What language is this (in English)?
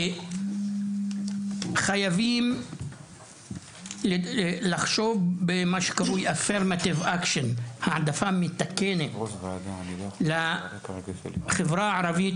Hebrew